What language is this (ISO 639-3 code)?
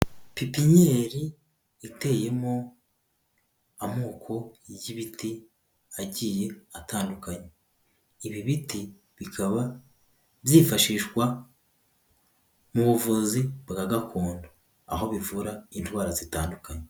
kin